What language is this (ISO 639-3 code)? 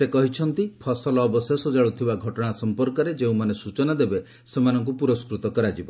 ori